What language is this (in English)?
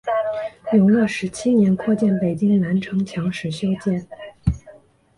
Chinese